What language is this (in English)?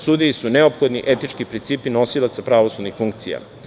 Serbian